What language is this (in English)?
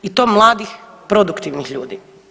Croatian